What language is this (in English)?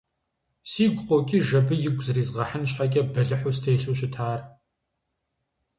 Kabardian